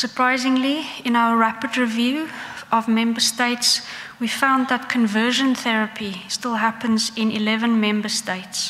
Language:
English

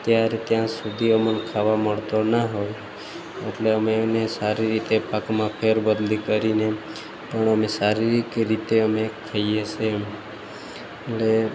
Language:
Gujarati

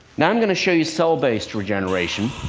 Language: English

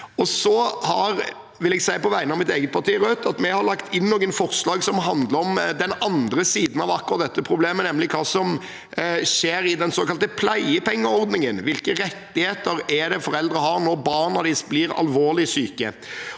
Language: Norwegian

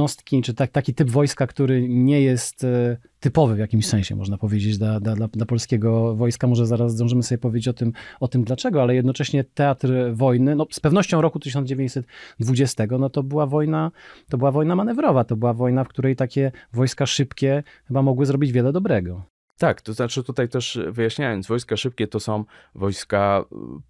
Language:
Polish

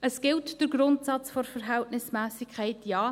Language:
Swiss German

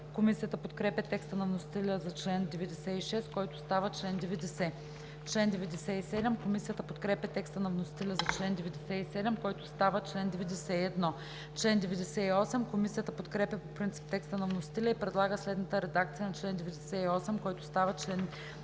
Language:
Bulgarian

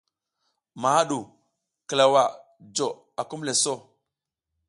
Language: South Giziga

